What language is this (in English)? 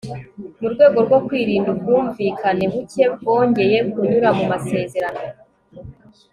Kinyarwanda